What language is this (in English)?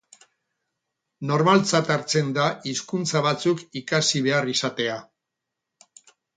Basque